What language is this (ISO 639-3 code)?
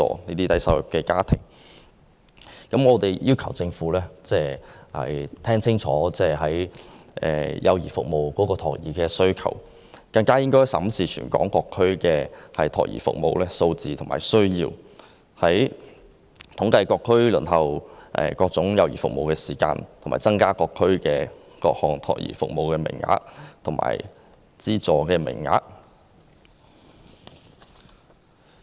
yue